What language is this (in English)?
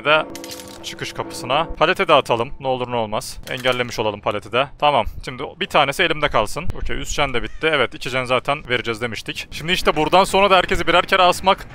Turkish